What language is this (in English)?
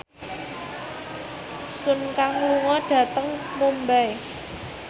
Javanese